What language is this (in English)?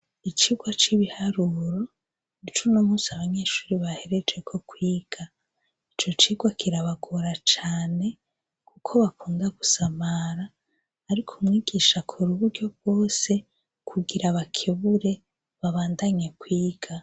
Rundi